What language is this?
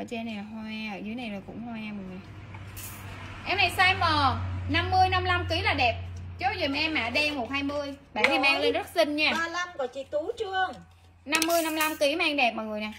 Vietnamese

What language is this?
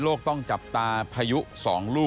Thai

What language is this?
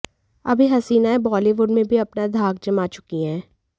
Hindi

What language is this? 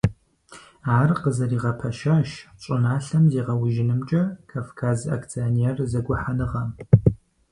Kabardian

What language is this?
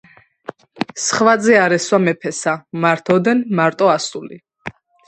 Georgian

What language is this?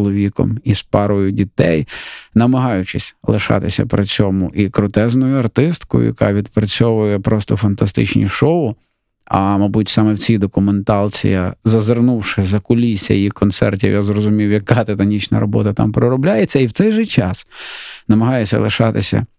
Ukrainian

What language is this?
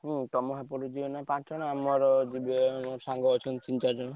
Odia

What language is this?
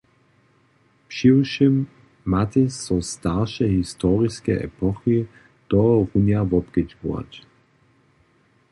Upper Sorbian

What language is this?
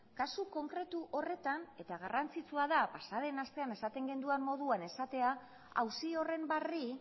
Basque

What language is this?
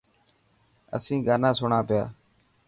Dhatki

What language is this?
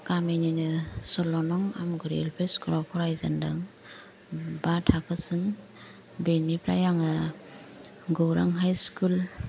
Bodo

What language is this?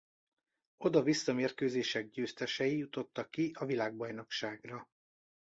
Hungarian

